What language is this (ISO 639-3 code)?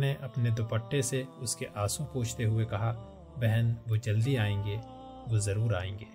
urd